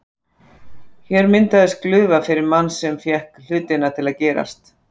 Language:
Icelandic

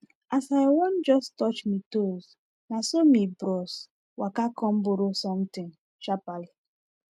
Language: Nigerian Pidgin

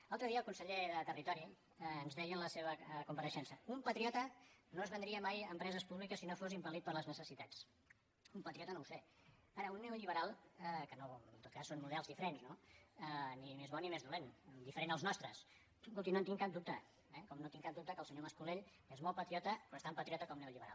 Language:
Catalan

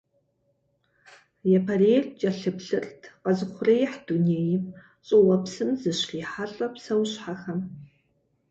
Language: Kabardian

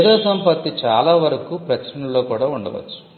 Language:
Telugu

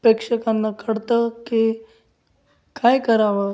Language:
Marathi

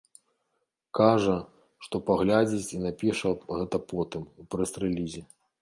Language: Belarusian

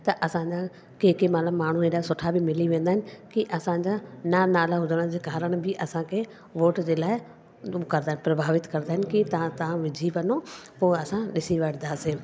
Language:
Sindhi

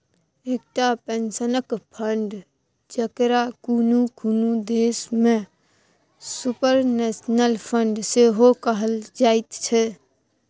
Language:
Maithili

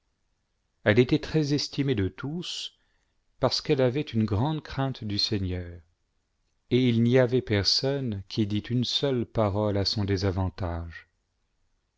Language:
French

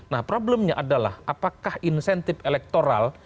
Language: Indonesian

